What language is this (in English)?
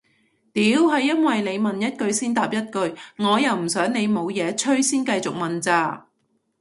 Cantonese